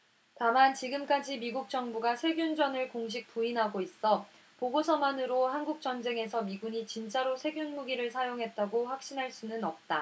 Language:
Korean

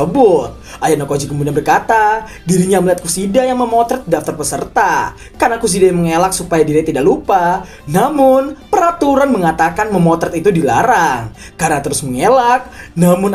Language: Indonesian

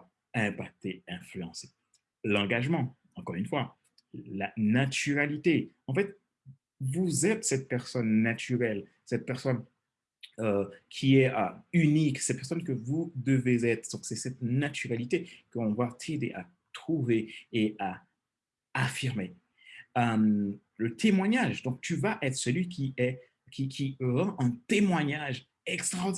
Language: French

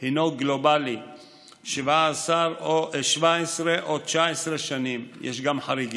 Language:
Hebrew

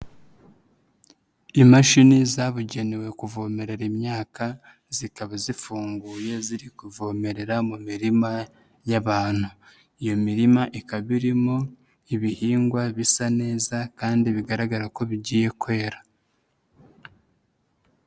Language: Kinyarwanda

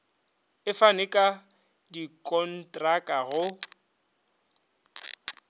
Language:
Northern Sotho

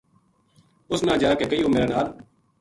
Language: Gujari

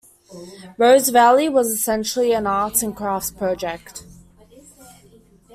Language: English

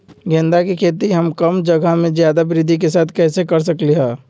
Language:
Magahi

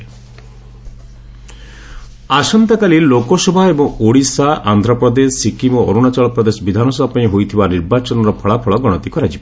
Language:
Odia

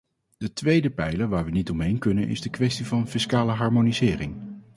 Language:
Dutch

